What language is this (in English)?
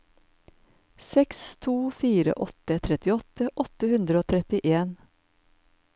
Norwegian